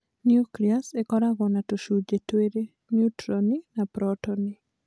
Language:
Kikuyu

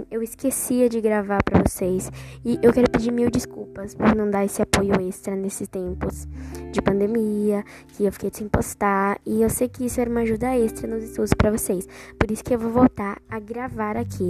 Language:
Portuguese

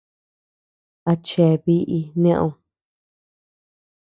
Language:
Tepeuxila Cuicatec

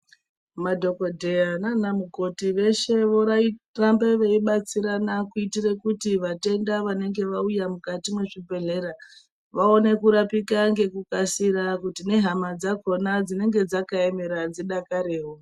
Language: Ndau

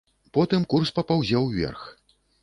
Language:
Belarusian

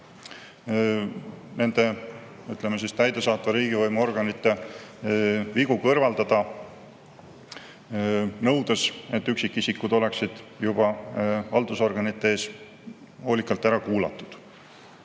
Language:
Estonian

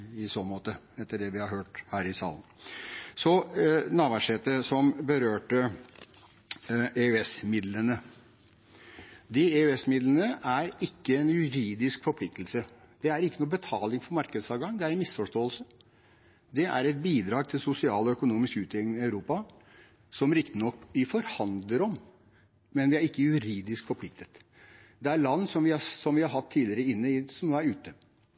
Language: Norwegian Bokmål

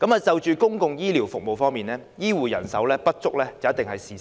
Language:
Cantonese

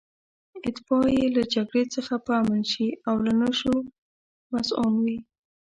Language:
Pashto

